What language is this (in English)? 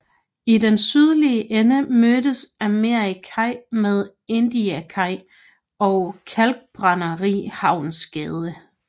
Danish